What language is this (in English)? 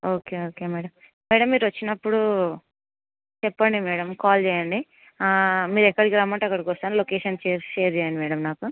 Telugu